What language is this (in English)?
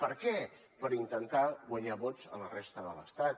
Catalan